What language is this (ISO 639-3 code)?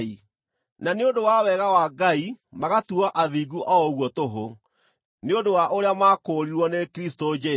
kik